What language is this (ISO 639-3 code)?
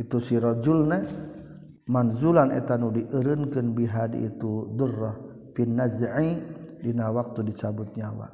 msa